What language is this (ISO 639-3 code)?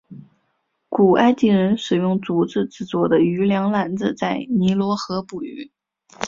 zho